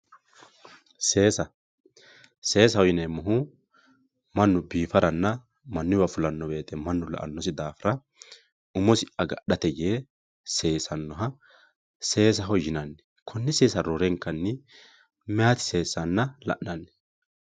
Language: Sidamo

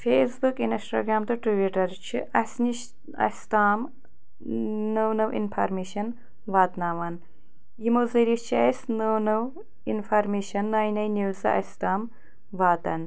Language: Kashmiri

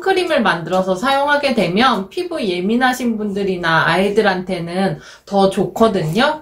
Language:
Korean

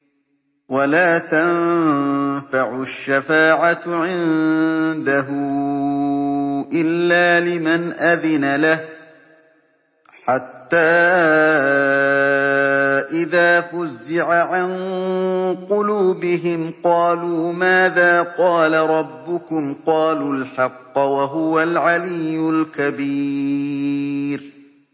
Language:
Arabic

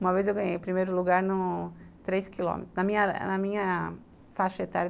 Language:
Portuguese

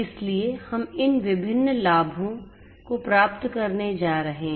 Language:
Hindi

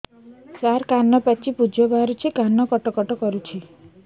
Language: Odia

